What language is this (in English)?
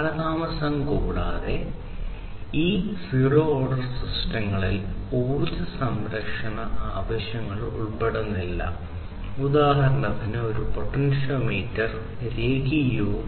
Malayalam